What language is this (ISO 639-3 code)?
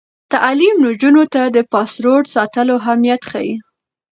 pus